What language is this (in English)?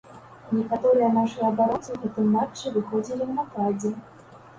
Belarusian